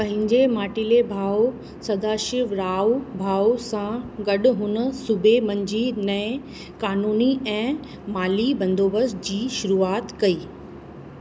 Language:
Sindhi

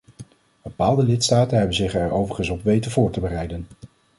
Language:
Dutch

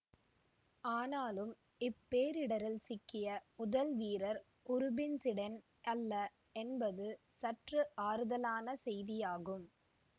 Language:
Tamil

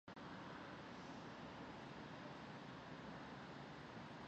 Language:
Basque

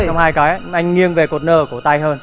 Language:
Vietnamese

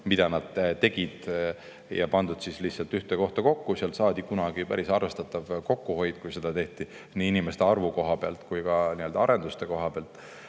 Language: Estonian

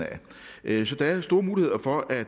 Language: Danish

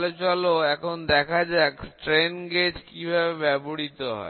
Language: Bangla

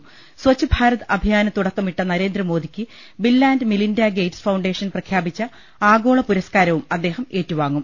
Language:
Malayalam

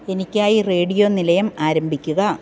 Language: Malayalam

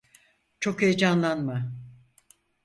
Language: Turkish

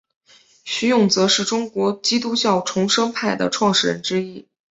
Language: Chinese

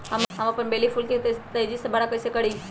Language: Magahi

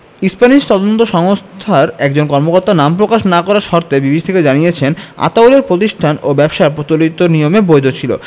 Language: Bangla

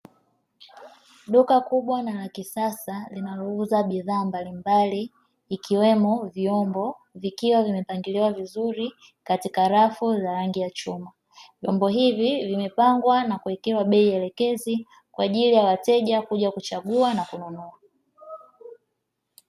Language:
Swahili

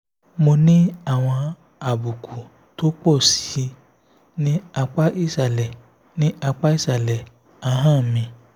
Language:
Yoruba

